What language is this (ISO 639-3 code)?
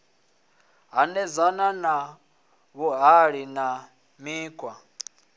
ven